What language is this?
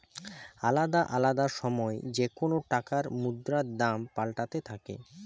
Bangla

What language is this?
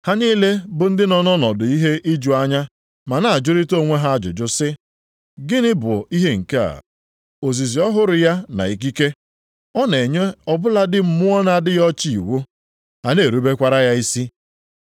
Igbo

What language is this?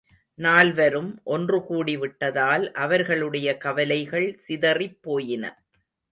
Tamil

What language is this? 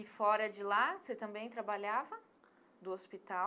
Portuguese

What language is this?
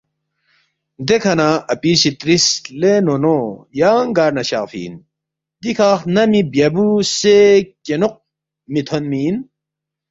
Balti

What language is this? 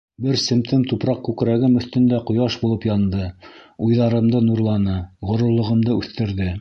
Bashkir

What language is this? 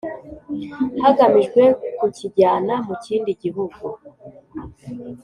Kinyarwanda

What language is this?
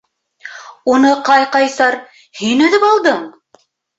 Bashkir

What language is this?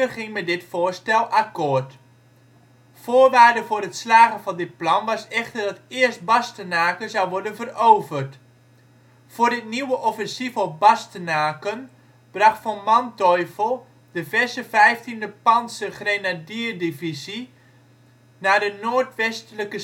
Dutch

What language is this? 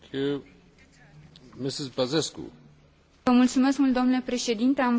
Romanian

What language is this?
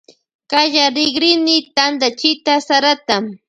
Loja Highland Quichua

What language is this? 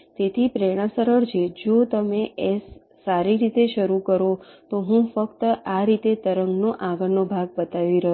Gujarati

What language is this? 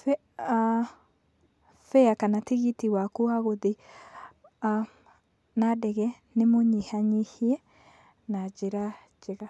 Kikuyu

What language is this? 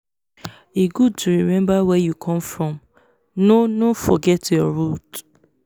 Nigerian Pidgin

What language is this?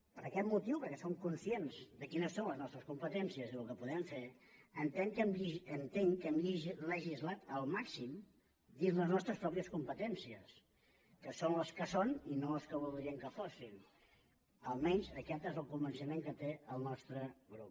Catalan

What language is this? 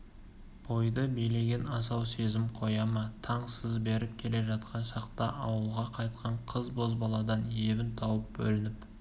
Kazakh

